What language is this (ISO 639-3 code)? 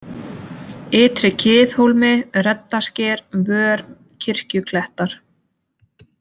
isl